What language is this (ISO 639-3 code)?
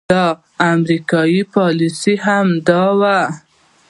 pus